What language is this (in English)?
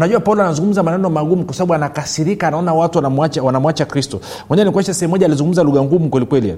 Swahili